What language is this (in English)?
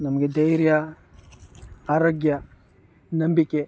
Kannada